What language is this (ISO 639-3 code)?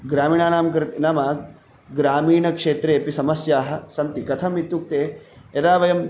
san